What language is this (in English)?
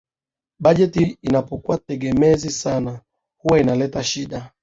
Swahili